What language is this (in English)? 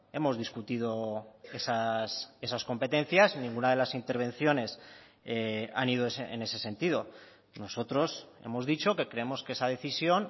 Spanish